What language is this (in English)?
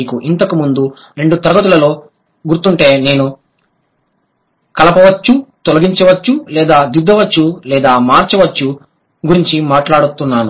Telugu